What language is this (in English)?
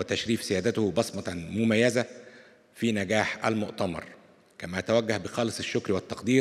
Arabic